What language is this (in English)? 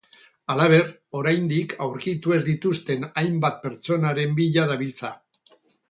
Basque